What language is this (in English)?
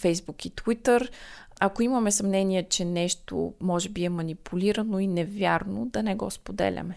Bulgarian